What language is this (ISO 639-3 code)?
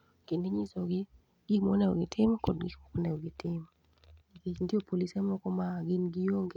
luo